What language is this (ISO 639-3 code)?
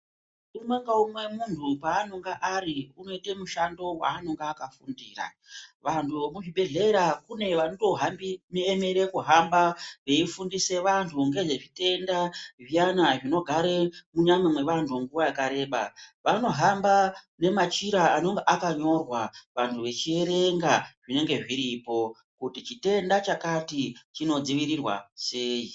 ndc